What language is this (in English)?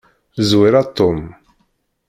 Kabyle